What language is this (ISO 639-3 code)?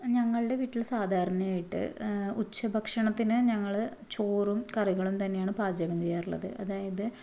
mal